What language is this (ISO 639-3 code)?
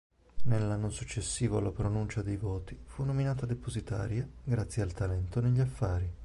ita